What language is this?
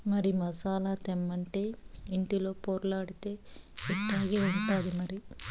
Telugu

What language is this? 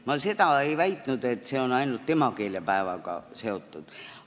Estonian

